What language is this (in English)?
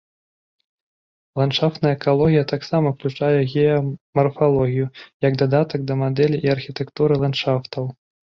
Belarusian